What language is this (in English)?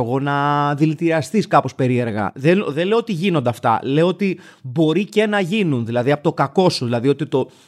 Greek